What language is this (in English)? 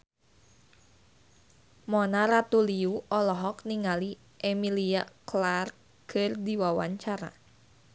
Sundanese